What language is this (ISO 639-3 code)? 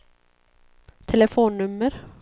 swe